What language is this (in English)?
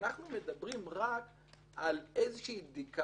Hebrew